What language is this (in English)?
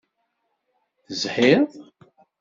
Kabyle